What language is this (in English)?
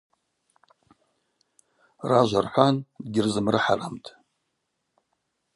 Abaza